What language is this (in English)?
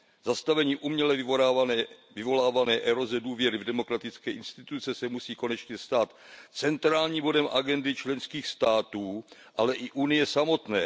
Czech